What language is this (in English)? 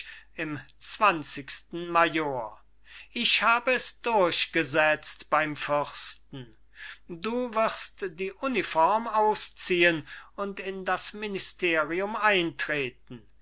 German